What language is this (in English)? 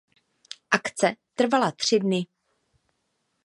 Czech